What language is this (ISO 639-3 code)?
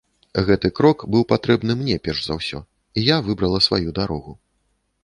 bel